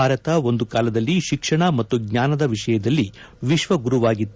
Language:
Kannada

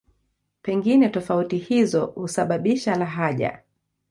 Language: Swahili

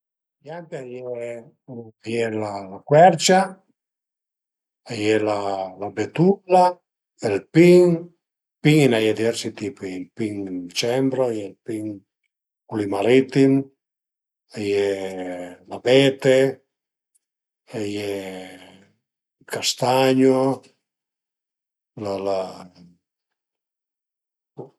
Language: Piedmontese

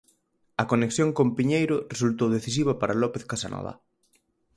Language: Galician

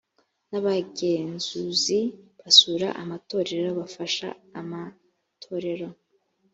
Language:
Kinyarwanda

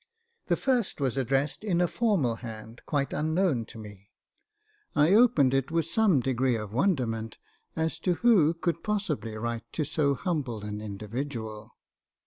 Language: English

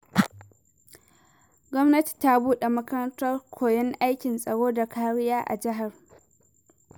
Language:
Hausa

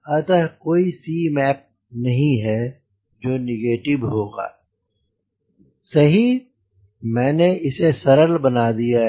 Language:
Hindi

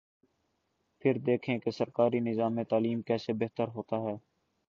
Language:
Urdu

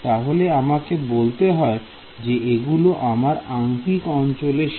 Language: Bangla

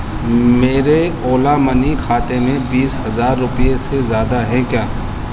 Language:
Urdu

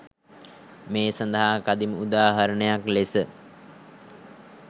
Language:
Sinhala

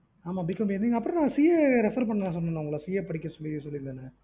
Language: Tamil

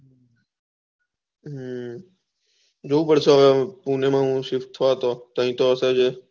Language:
Gujarati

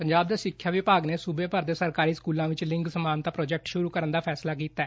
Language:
Punjabi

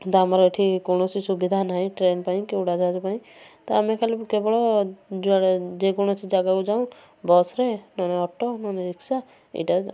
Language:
Odia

